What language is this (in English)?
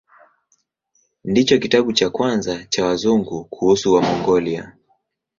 Swahili